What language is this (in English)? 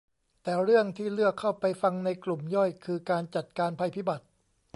Thai